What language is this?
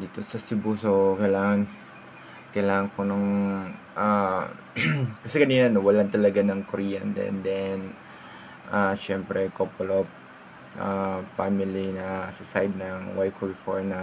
Filipino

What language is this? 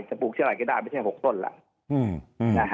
Thai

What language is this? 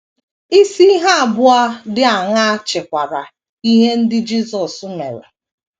Igbo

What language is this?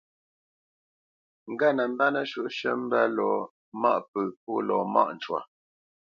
Bamenyam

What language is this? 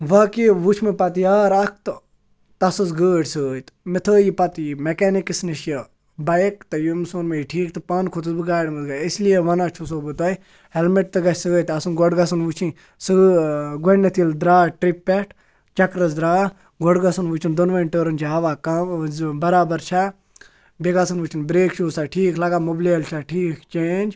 Kashmiri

